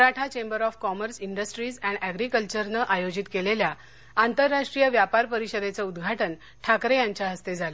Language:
Marathi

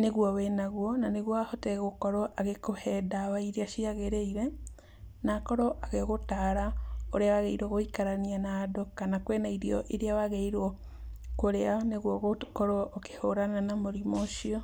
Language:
Kikuyu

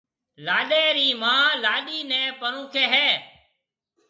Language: Marwari (Pakistan)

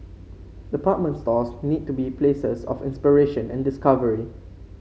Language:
English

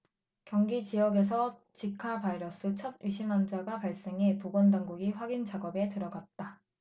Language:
Korean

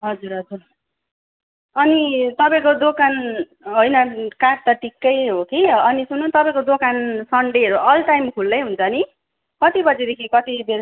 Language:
Nepali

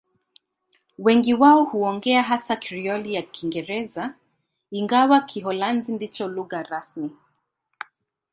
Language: Swahili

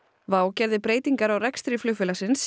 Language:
Icelandic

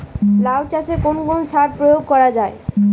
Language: Bangla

